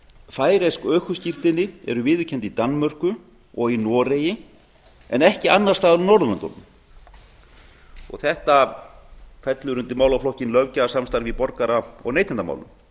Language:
Icelandic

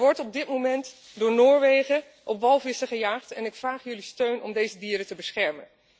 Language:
Dutch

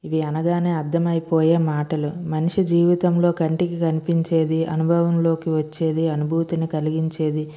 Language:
Telugu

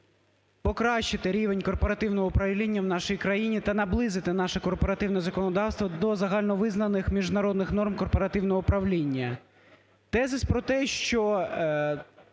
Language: Ukrainian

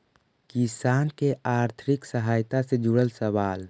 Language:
Magahi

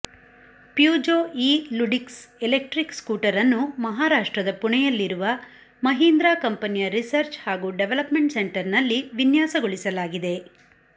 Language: Kannada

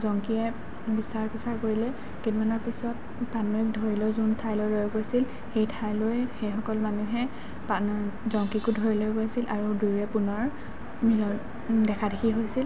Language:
Assamese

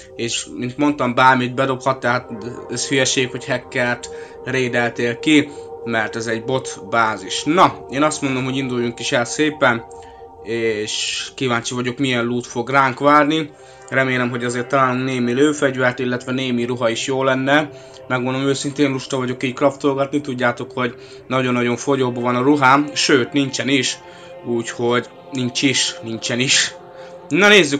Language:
Hungarian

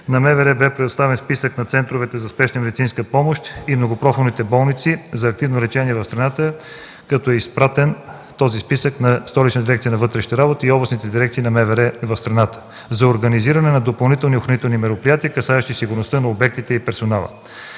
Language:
Bulgarian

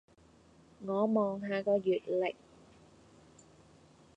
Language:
Cantonese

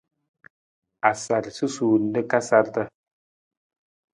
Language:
Nawdm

